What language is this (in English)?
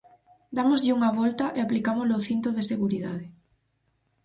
Galician